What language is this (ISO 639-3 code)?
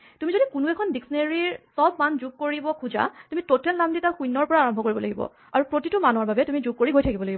asm